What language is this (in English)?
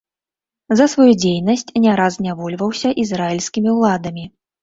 Belarusian